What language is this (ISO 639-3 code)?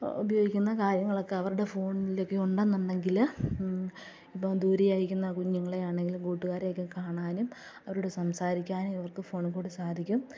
mal